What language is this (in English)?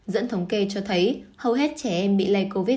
Vietnamese